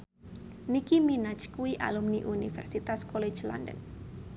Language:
Javanese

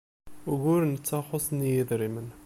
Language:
Kabyle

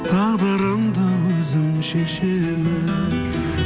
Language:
Kazakh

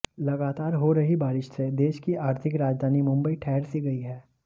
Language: Hindi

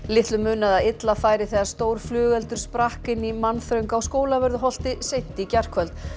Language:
Icelandic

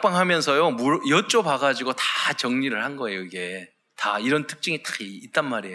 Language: Korean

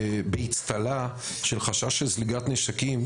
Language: Hebrew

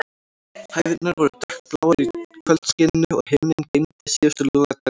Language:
Icelandic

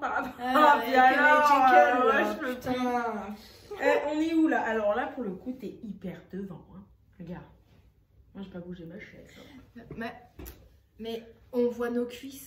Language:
French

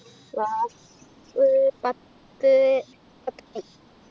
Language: Malayalam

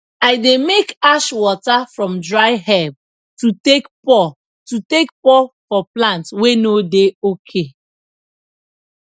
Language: Nigerian Pidgin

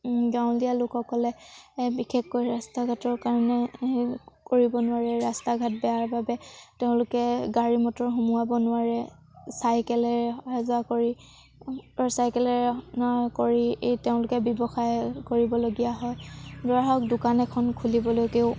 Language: Assamese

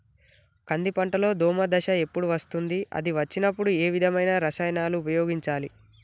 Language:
Telugu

